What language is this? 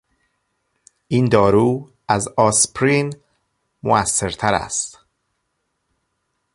Persian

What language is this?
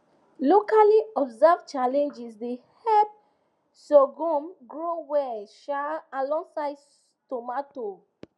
Nigerian Pidgin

